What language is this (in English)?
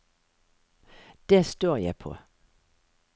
Norwegian